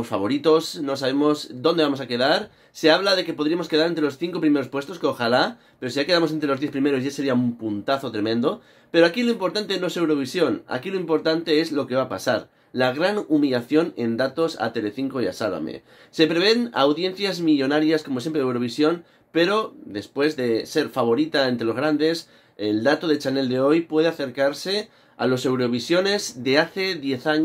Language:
Spanish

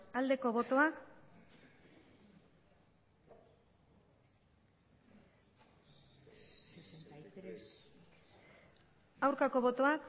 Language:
Basque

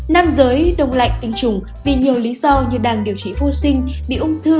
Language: Vietnamese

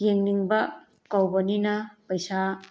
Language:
Manipuri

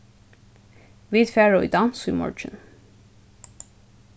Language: Faroese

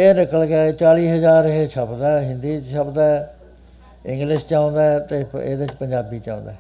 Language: Punjabi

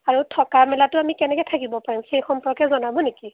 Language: Assamese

